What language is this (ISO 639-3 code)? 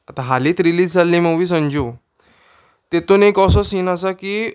kok